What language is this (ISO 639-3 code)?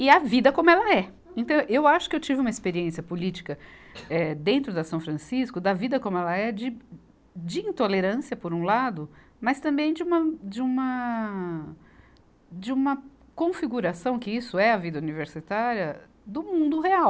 por